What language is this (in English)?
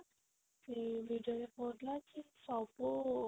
Odia